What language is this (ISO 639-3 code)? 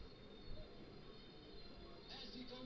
bho